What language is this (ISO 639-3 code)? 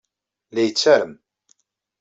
kab